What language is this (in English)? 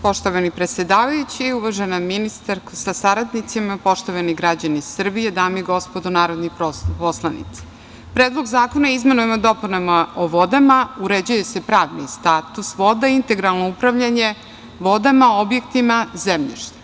Serbian